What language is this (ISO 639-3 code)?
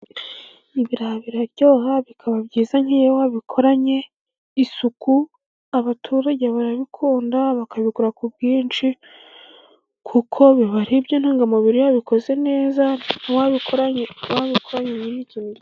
kin